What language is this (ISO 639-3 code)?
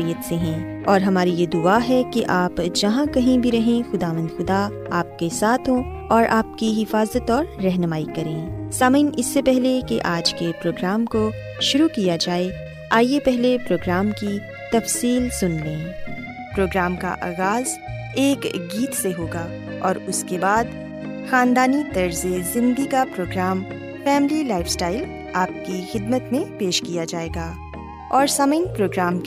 urd